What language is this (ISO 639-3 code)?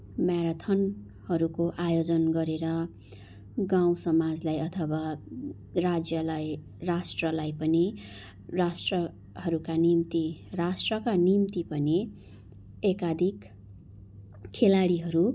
nep